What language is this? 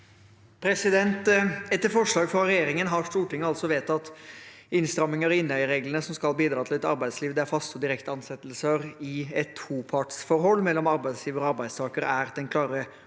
Norwegian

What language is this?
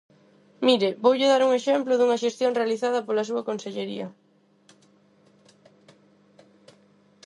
Galician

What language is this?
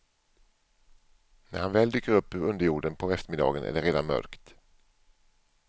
Swedish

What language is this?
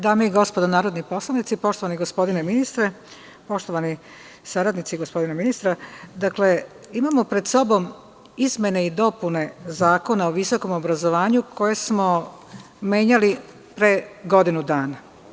Serbian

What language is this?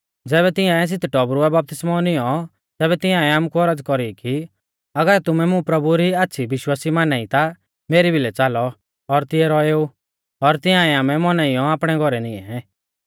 Mahasu Pahari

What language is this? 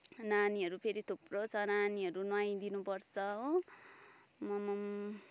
Nepali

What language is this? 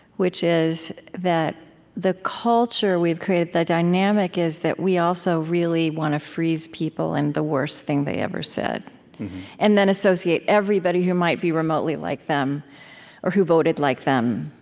English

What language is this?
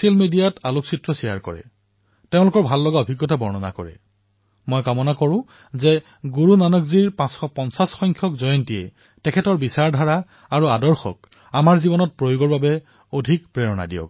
Assamese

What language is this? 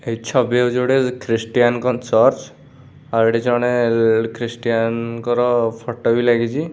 Odia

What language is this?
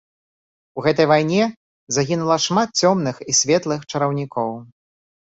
Belarusian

